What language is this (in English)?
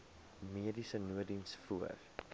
Afrikaans